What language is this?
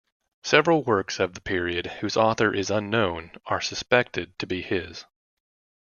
English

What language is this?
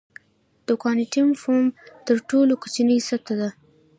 Pashto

